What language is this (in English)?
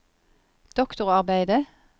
Norwegian